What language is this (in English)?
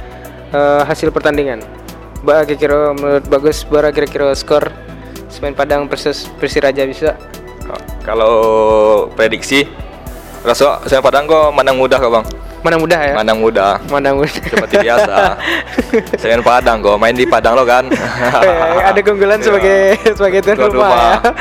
Indonesian